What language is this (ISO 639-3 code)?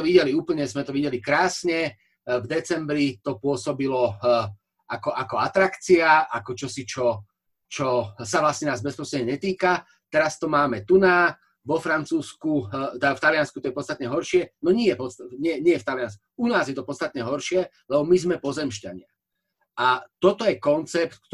slk